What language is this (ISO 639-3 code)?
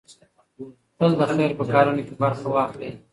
pus